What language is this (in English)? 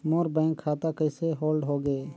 Chhattisgarhi